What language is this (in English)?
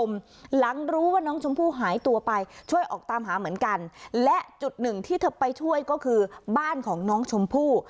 Thai